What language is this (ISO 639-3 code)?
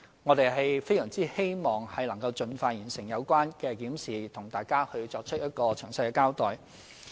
yue